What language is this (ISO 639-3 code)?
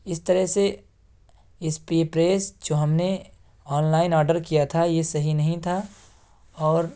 urd